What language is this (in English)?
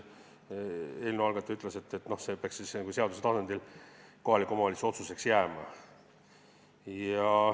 Estonian